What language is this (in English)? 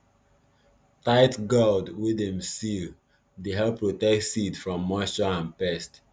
Nigerian Pidgin